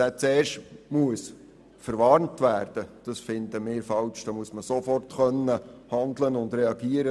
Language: Swiss German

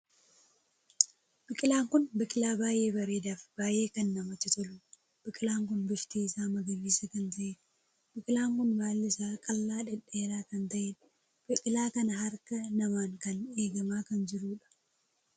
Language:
Oromo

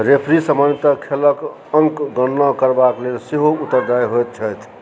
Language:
Maithili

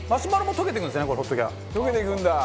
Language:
Japanese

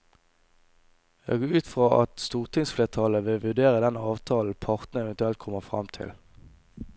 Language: Norwegian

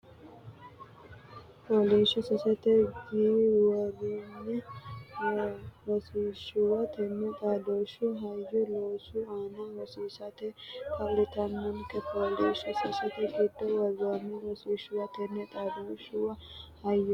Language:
Sidamo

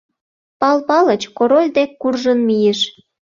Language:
Mari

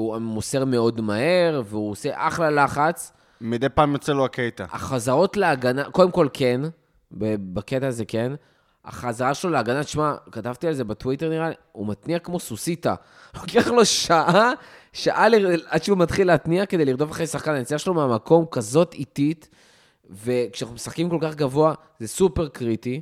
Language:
Hebrew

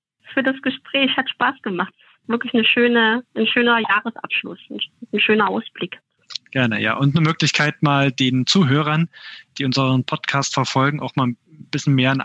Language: German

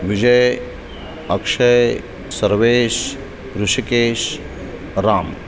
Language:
Marathi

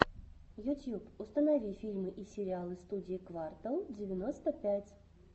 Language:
Russian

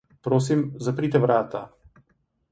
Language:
Slovenian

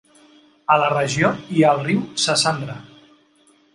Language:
Catalan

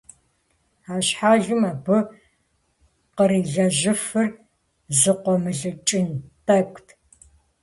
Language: Kabardian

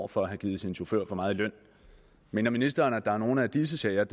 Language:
Danish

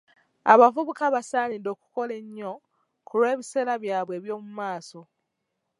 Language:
Ganda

